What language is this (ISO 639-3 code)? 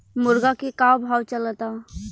bho